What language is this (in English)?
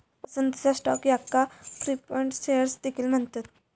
Marathi